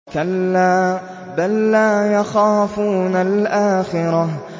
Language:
Arabic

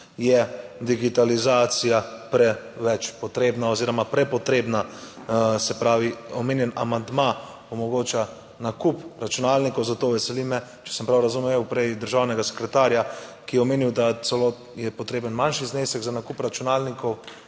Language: Slovenian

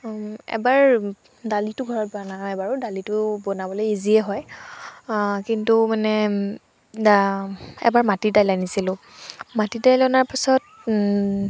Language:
Assamese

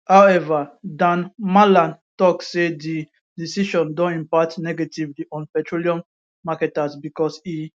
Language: Nigerian Pidgin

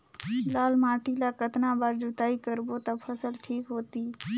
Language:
Chhattisgarhi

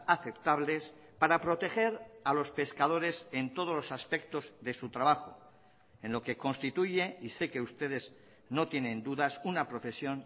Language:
Spanish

